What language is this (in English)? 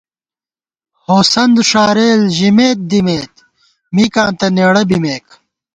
Gawar-Bati